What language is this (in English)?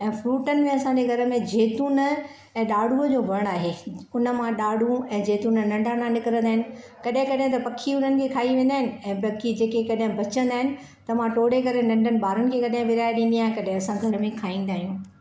Sindhi